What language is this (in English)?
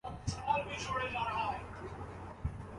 Urdu